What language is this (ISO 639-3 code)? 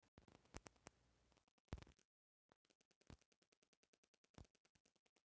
bho